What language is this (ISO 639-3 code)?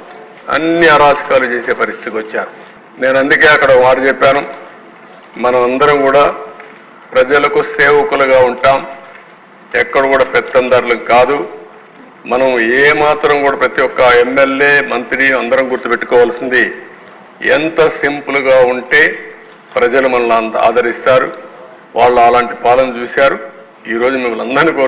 tel